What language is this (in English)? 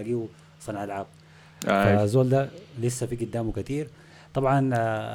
Arabic